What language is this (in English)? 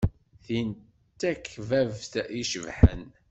Kabyle